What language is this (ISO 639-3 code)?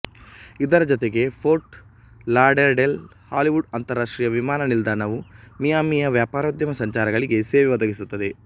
kan